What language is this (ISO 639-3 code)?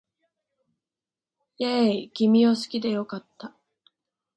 jpn